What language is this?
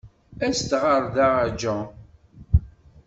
Kabyle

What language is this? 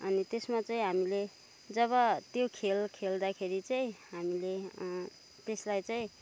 Nepali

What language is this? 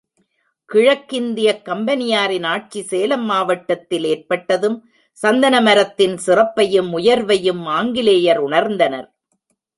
Tamil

